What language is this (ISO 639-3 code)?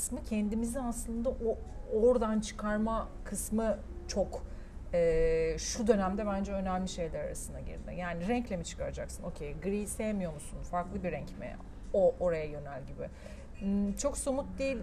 tur